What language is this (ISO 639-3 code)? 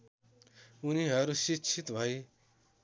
nep